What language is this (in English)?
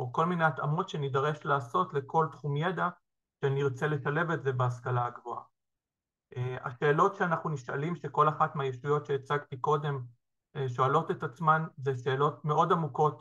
Hebrew